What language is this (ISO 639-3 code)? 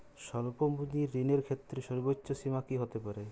ben